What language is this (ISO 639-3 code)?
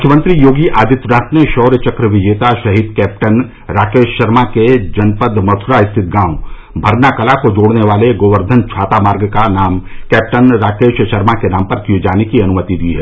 hin